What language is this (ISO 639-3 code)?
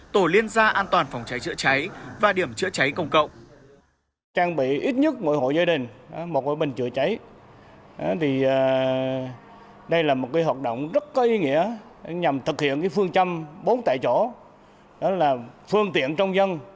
vie